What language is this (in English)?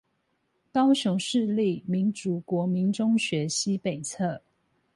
Chinese